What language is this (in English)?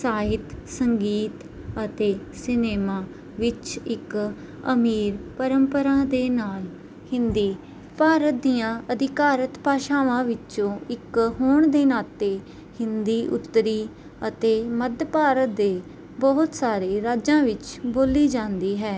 Punjabi